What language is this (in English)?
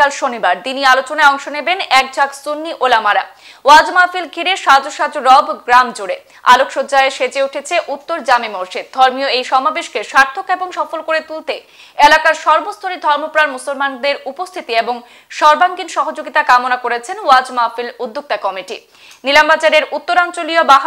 Bangla